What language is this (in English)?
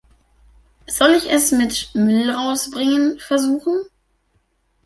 German